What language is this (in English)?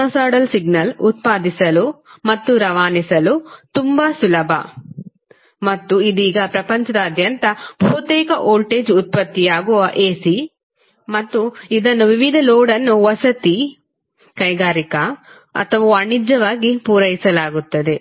Kannada